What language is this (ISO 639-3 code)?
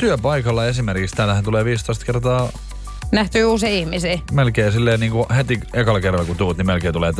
fin